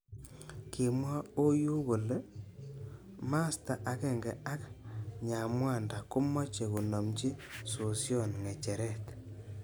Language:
Kalenjin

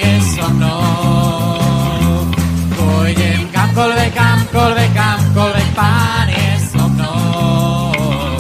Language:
Slovak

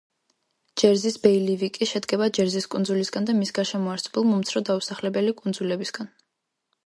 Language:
Georgian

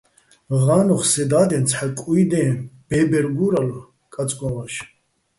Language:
Bats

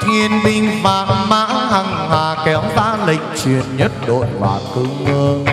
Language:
Vietnamese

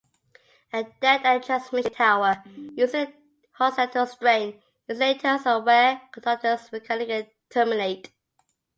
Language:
English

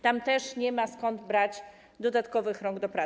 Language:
Polish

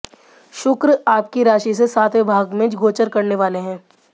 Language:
Hindi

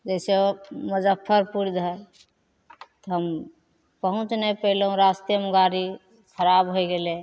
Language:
Maithili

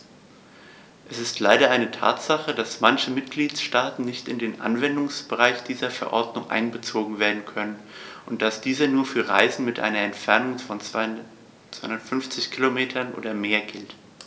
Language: German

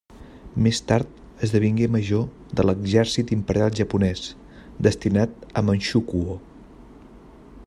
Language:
Catalan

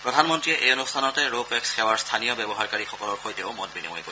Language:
Assamese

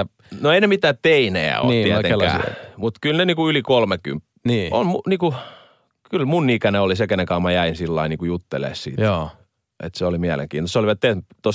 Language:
Finnish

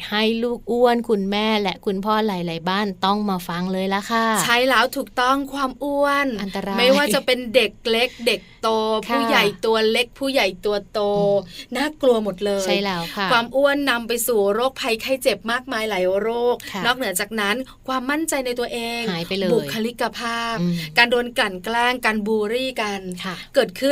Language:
Thai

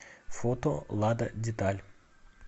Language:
Russian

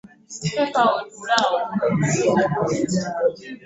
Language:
Ganda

